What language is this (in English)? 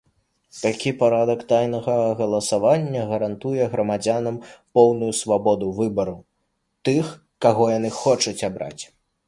Belarusian